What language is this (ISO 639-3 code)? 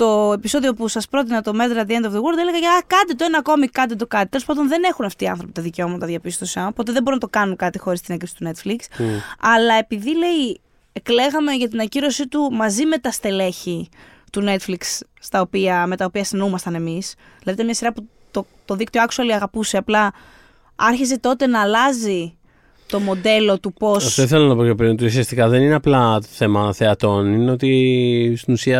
ell